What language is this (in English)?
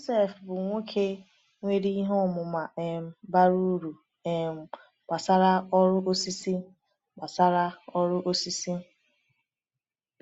Igbo